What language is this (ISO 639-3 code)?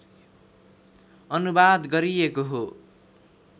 nep